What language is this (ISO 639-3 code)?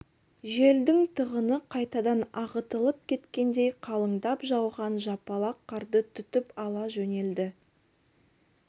kaz